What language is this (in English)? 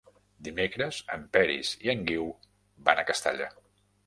Catalan